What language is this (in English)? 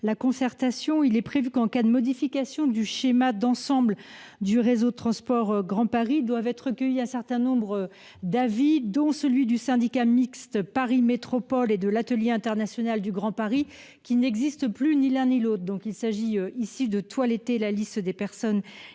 French